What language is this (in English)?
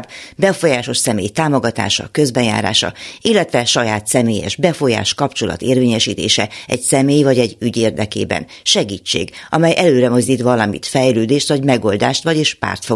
Hungarian